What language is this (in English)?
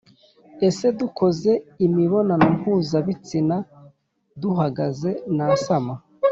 Kinyarwanda